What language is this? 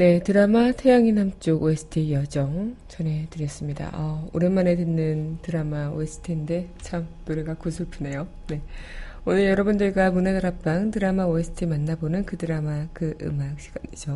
Korean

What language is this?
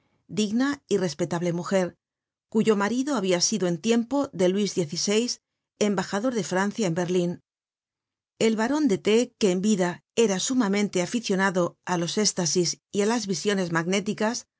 Spanish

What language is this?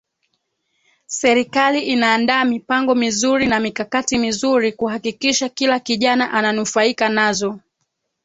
Swahili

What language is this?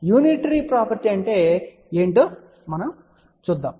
Telugu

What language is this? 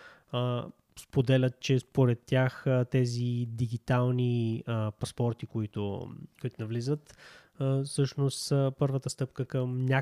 Bulgarian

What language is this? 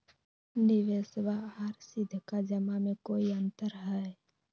Magahi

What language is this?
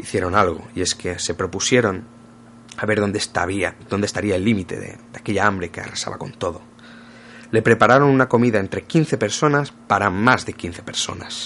Spanish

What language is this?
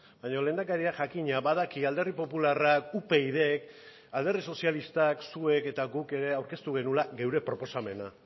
Basque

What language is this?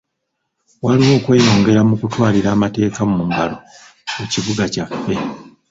Ganda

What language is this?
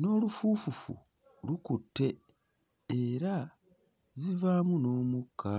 Ganda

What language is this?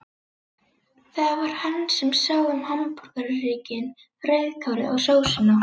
Icelandic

